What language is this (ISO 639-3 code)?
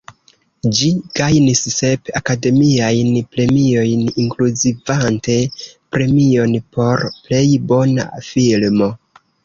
epo